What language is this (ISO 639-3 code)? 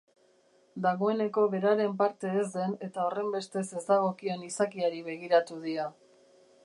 eus